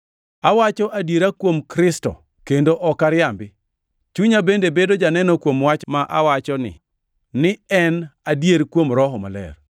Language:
Luo (Kenya and Tanzania)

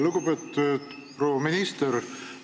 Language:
Estonian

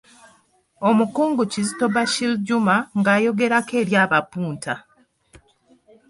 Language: Ganda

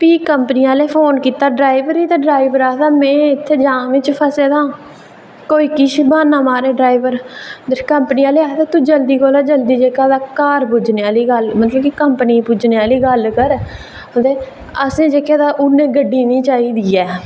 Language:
Dogri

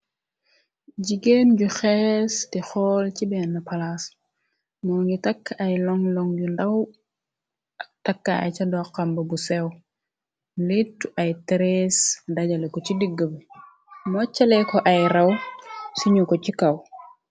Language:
Wolof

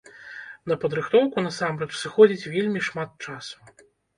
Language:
Belarusian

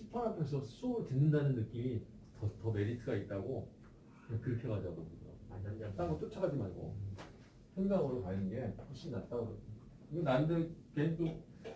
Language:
Korean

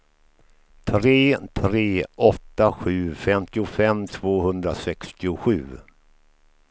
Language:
Swedish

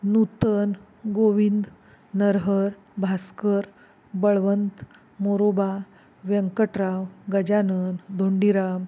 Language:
Marathi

